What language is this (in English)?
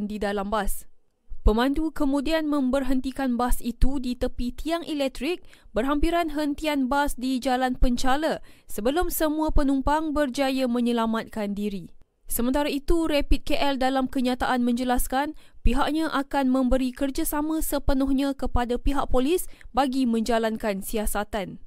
Malay